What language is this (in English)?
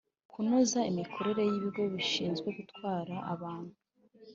Kinyarwanda